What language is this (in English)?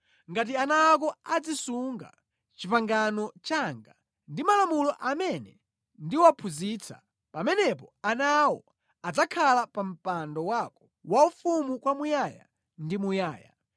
Nyanja